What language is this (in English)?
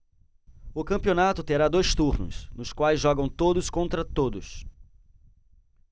Portuguese